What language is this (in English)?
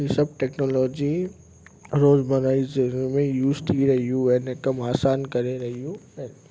Sindhi